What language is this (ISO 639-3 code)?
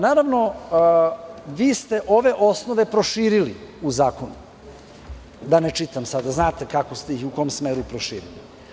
srp